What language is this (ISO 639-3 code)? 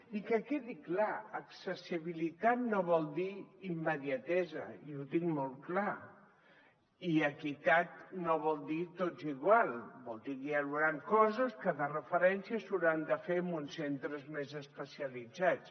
cat